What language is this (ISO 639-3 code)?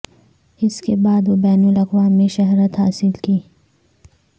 urd